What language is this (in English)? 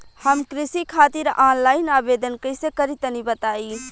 Bhojpuri